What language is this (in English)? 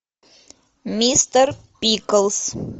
Russian